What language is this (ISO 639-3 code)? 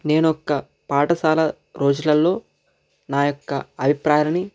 tel